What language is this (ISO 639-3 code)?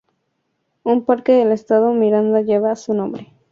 spa